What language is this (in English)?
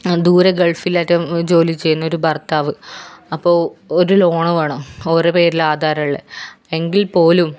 Malayalam